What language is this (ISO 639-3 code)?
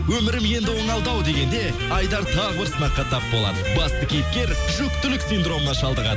kaz